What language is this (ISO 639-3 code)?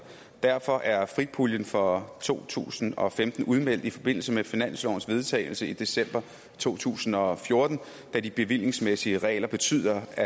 dan